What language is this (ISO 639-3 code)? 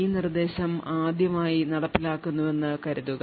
mal